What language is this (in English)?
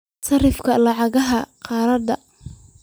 Somali